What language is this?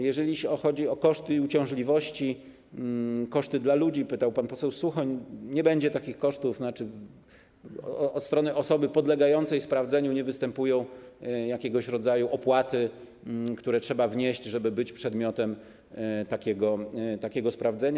Polish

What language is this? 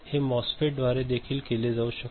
Marathi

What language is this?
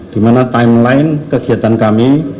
Indonesian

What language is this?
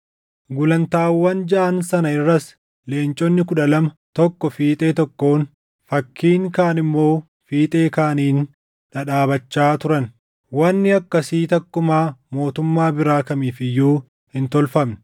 Oromo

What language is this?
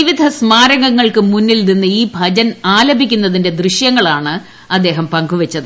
Malayalam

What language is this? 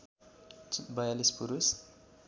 Nepali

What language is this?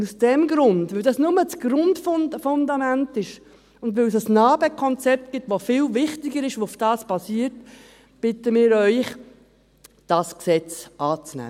Swiss German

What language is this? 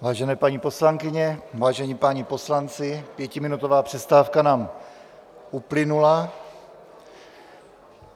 Czech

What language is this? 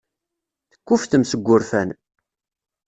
Kabyle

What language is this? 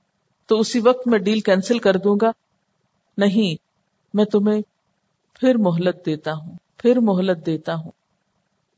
Urdu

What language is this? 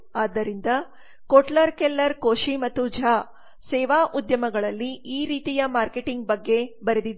Kannada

